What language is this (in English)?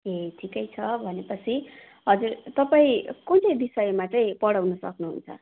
Nepali